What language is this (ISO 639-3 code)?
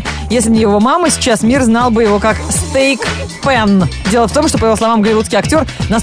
rus